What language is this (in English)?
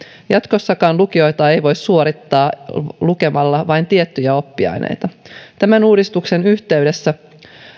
Finnish